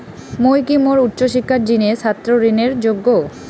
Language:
Bangla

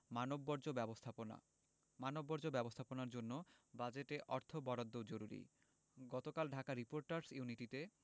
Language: Bangla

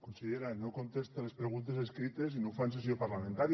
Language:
Catalan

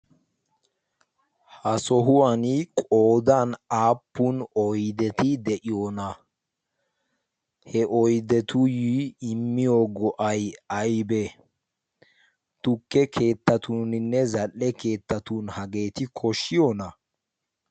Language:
Wolaytta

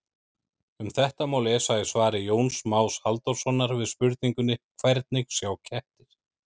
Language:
Icelandic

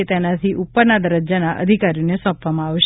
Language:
Gujarati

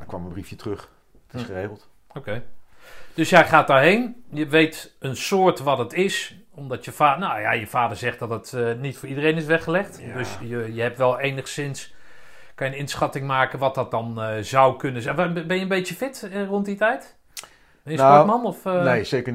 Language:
Dutch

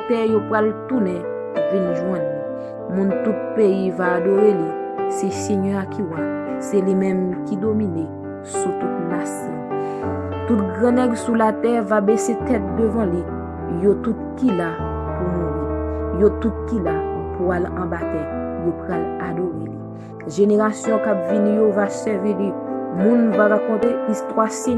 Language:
French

